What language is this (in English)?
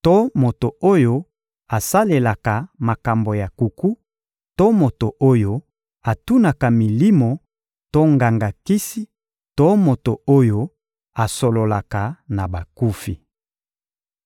Lingala